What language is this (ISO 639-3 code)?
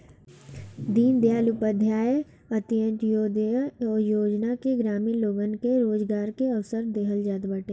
bho